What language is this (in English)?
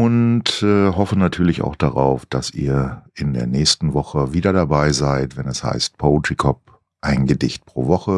German